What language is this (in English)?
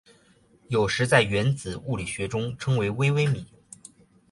Chinese